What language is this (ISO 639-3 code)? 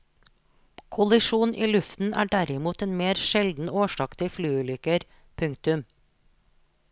nor